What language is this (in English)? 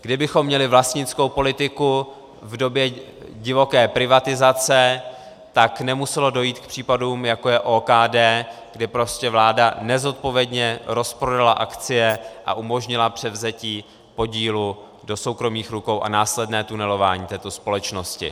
Czech